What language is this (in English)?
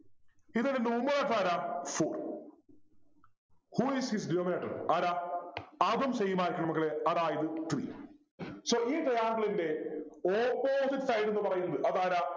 Malayalam